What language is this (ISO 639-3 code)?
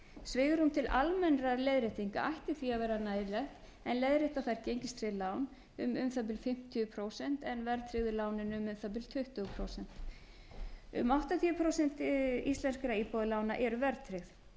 isl